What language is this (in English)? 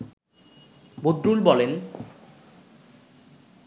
Bangla